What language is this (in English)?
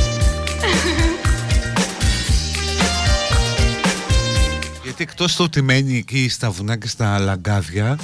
Greek